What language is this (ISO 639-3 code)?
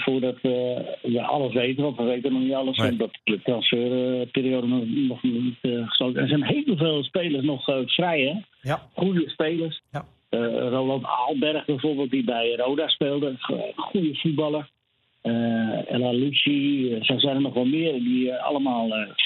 nld